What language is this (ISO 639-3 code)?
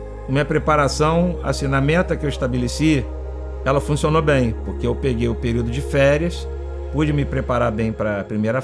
por